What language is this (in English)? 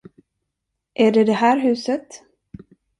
Swedish